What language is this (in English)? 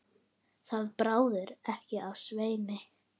Icelandic